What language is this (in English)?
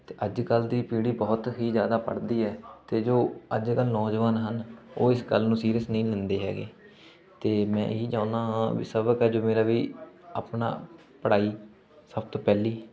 Punjabi